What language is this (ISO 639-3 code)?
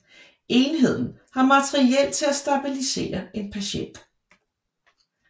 dan